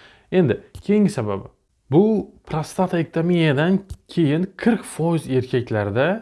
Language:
Turkish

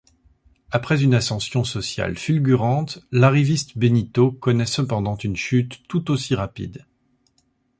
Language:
French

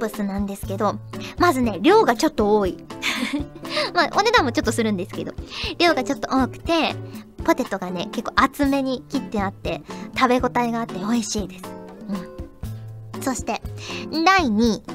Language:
Japanese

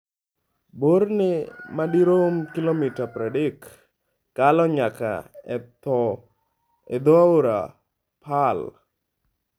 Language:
Luo (Kenya and Tanzania)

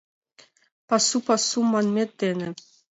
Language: Mari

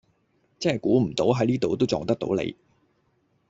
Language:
Cantonese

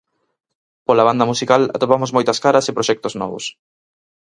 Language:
Galician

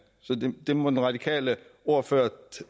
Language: Danish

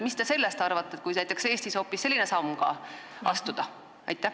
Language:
Estonian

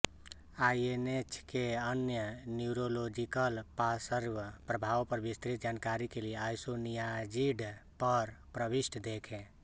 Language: Hindi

